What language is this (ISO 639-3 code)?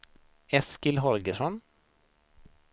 swe